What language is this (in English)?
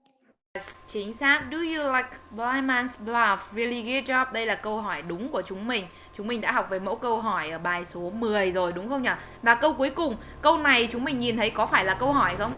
Vietnamese